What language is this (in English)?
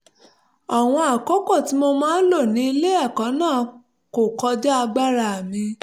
Yoruba